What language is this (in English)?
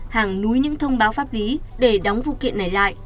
Vietnamese